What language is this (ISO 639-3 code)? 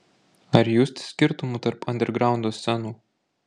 lit